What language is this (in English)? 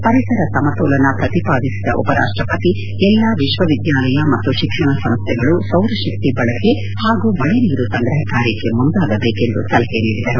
Kannada